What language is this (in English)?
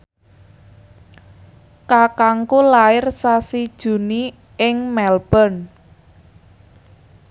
Javanese